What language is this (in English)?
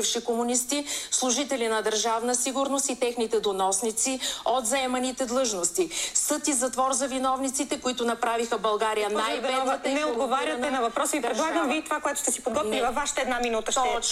Bulgarian